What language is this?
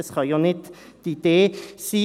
Swiss German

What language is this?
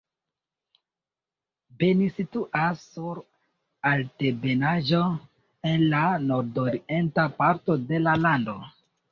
Esperanto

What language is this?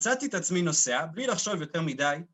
Hebrew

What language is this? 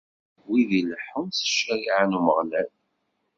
Kabyle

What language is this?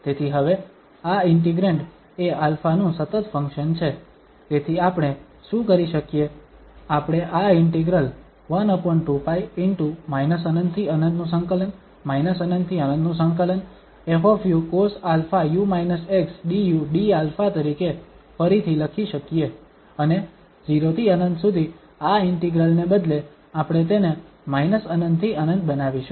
Gujarati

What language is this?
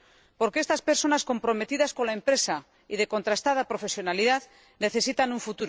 Spanish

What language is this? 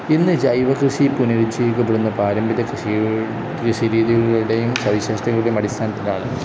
Malayalam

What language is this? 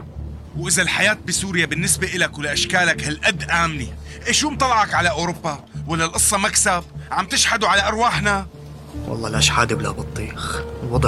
Arabic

